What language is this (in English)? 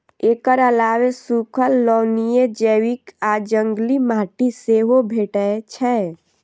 Maithili